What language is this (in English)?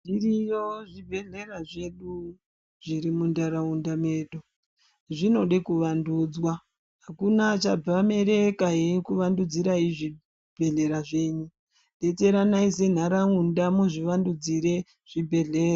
Ndau